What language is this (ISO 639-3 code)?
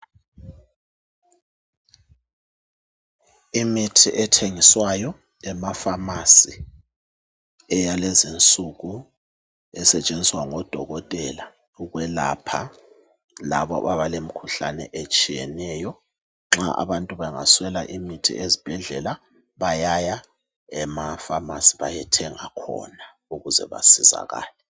nde